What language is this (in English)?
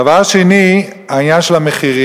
Hebrew